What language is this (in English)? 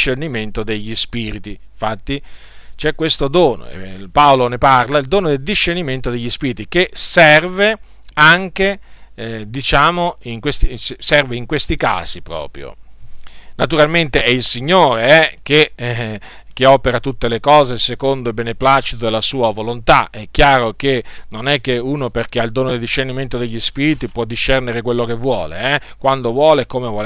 Italian